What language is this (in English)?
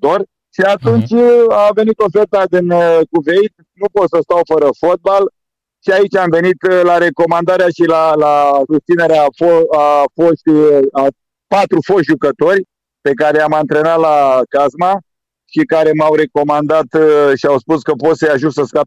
Romanian